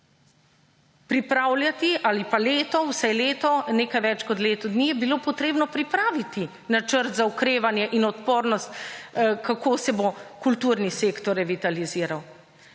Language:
Slovenian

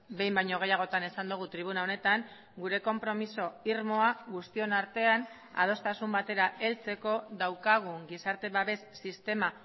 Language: Basque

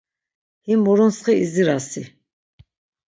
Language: Laz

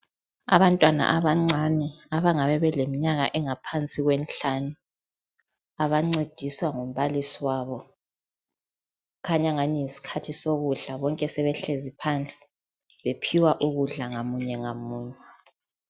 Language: North Ndebele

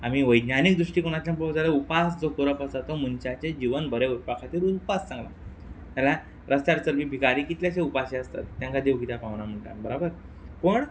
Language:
Konkani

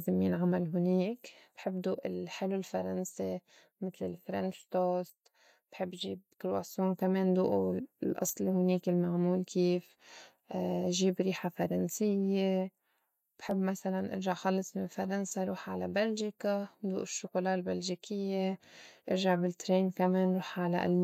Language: North Levantine Arabic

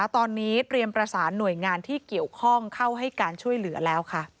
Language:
Thai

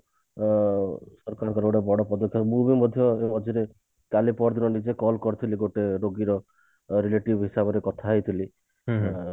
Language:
Odia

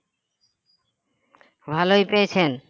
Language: Bangla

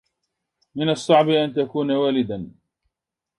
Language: Arabic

